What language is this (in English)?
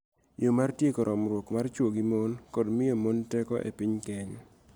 Luo (Kenya and Tanzania)